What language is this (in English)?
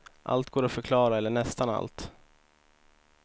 Swedish